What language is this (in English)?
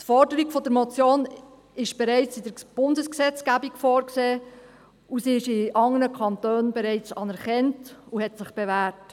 Swiss German